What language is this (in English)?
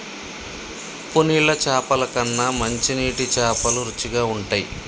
Telugu